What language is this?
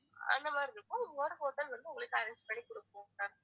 Tamil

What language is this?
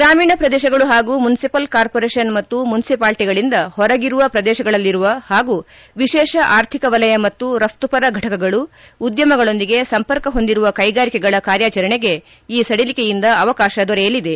Kannada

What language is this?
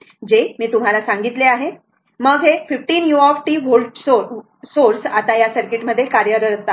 Marathi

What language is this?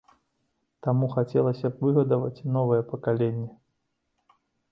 Belarusian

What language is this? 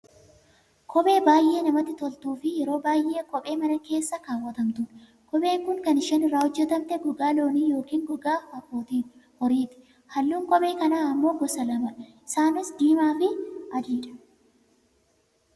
Oromo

